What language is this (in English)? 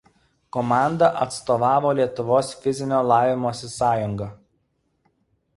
Lithuanian